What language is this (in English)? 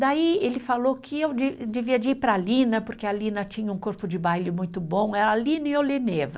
Portuguese